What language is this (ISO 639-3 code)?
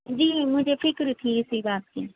urd